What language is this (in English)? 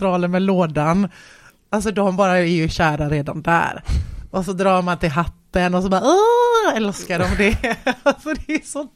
Swedish